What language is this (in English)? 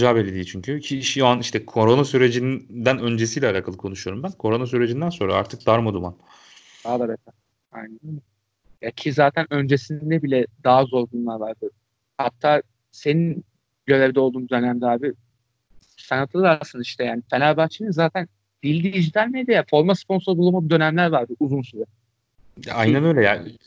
Turkish